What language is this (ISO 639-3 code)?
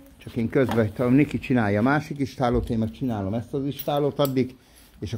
hun